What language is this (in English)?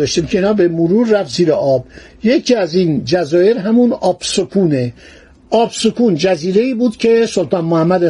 Persian